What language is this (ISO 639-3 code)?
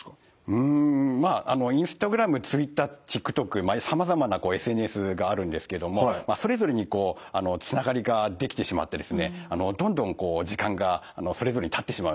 jpn